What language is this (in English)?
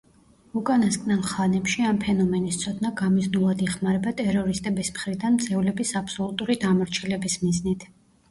Georgian